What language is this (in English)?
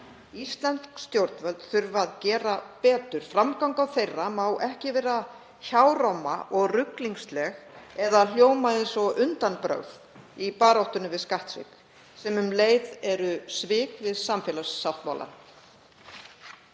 Icelandic